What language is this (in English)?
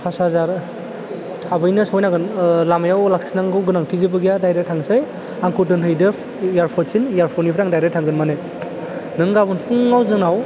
Bodo